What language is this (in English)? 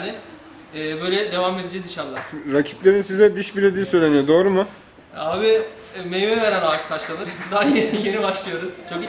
Turkish